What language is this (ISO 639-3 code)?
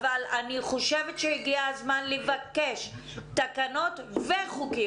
heb